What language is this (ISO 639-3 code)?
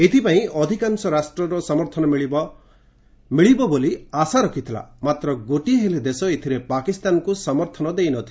ori